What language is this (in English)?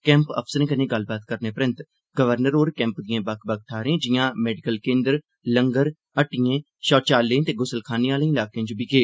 Dogri